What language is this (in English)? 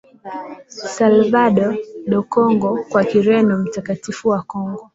Swahili